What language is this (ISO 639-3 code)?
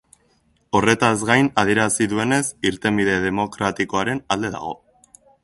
eus